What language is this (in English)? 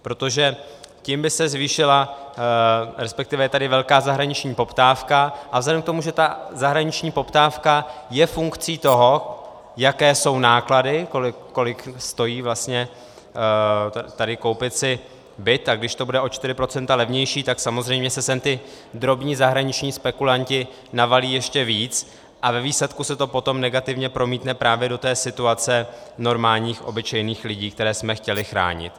Czech